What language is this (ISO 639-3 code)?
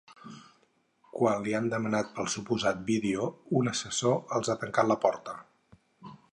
cat